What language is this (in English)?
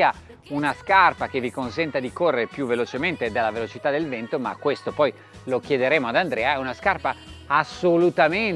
Italian